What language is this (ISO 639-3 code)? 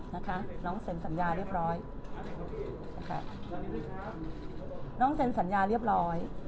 tha